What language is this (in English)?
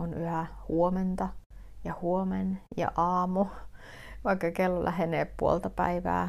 Finnish